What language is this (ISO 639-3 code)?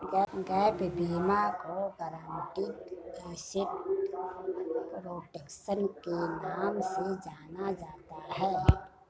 hin